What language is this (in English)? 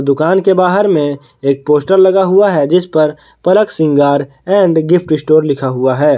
Hindi